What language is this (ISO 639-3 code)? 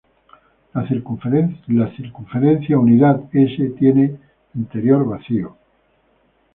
spa